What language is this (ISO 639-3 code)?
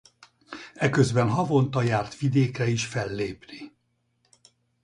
hun